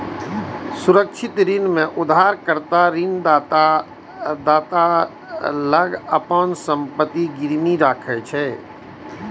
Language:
Maithili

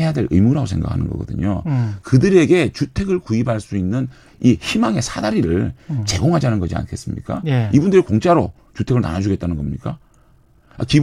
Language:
Korean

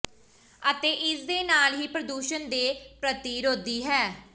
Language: Punjabi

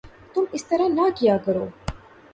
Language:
Urdu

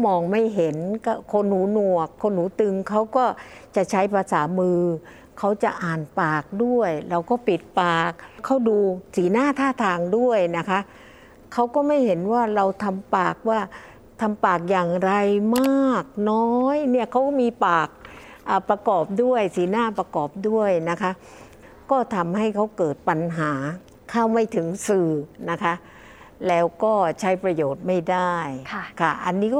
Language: Thai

